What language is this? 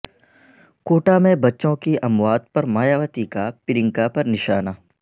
Urdu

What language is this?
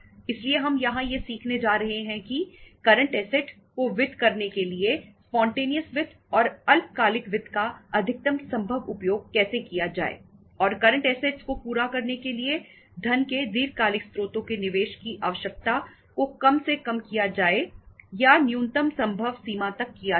Hindi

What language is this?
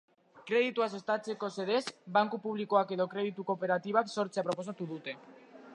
Basque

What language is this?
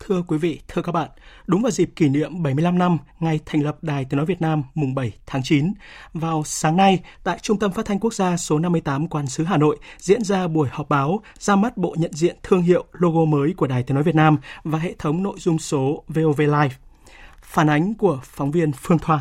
Vietnamese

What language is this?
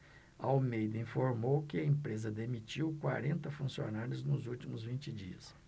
Portuguese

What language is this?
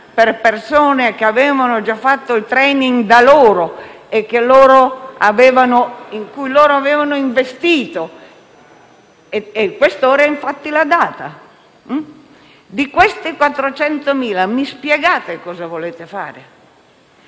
Italian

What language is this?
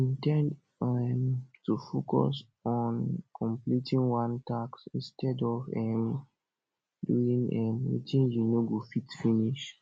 Nigerian Pidgin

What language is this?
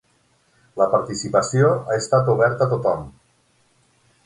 Catalan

